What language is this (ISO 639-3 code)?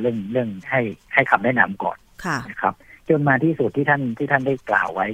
tha